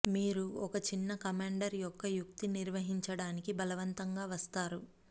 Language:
Telugu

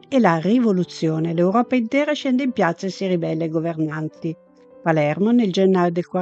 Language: Italian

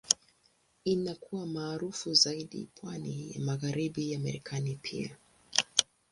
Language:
Swahili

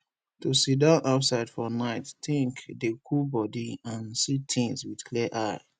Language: Nigerian Pidgin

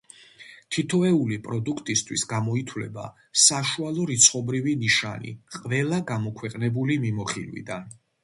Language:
Georgian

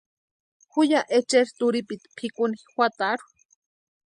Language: Western Highland Purepecha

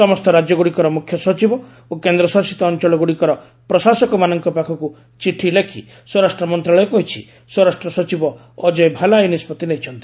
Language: Odia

